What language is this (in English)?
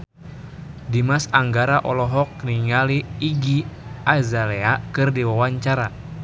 Sundanese